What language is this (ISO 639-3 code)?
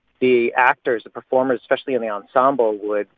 eng